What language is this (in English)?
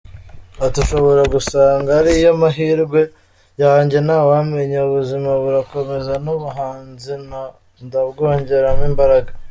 Kinyarwanda